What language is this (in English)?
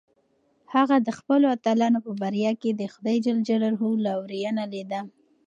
Pashto